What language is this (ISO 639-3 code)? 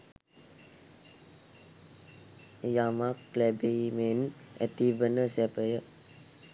sin